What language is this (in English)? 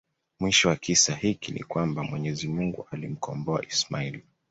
Swahili